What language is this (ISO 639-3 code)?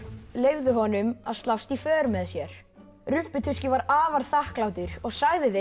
isl